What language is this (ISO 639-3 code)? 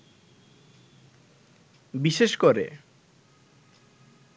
ben